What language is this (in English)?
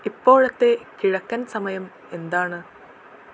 Malayalam